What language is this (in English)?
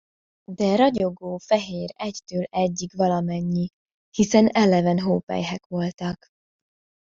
Hungarian